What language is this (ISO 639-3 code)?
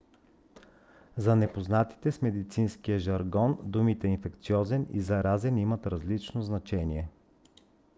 bul